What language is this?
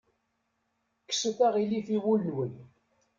Kabyle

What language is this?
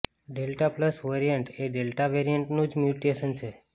Gujarati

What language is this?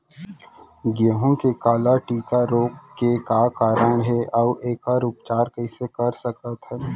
Chhattisgarhi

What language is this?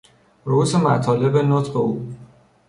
Persian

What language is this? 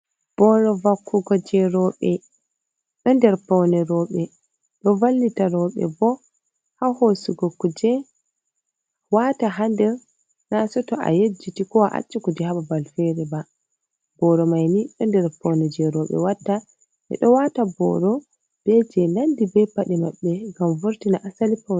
Fula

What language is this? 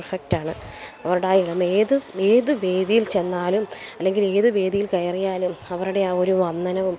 Malayalam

